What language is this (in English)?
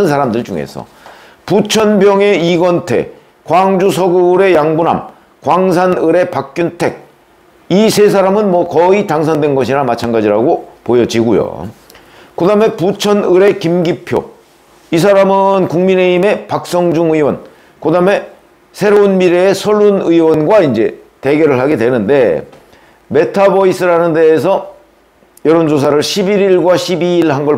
Korean